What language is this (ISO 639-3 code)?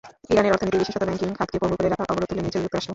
ben